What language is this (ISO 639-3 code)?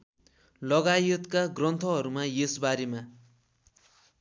nep